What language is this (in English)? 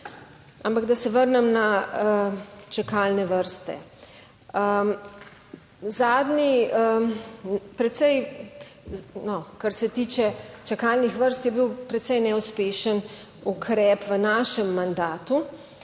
Slovenian